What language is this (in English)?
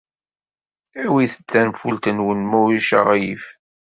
Kabyle